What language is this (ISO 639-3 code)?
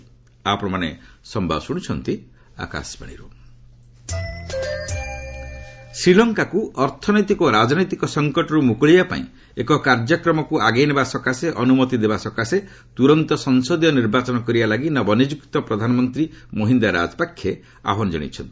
ori